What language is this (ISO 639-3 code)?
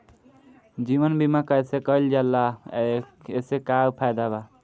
bho